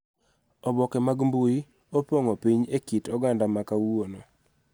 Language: Luo (Kenya and Tanzania)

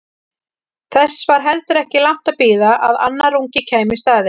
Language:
Icelandic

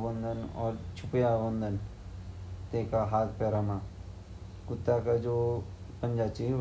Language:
Garhwali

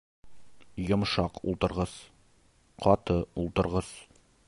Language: Bashkir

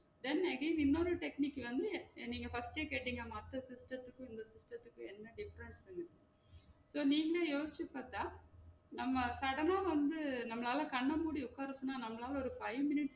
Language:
Tamil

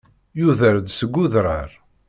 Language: Kabyle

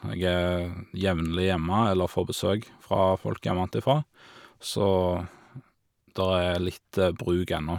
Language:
Norwegian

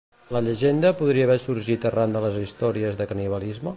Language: Catalan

